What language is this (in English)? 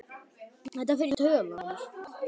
Icelandic